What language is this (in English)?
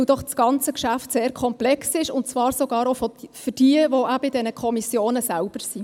Swiss German